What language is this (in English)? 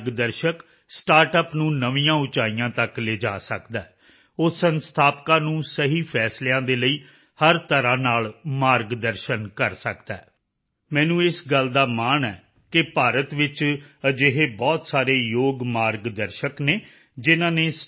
Punjabi